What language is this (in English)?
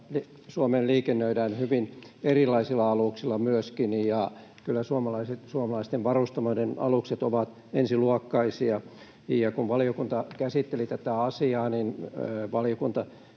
Finnish